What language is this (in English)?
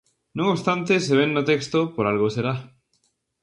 Galician